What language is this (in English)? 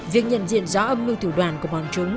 Vietnamese